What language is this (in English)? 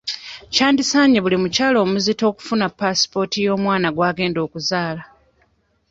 Ganda